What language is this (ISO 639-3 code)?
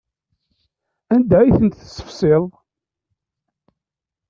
kab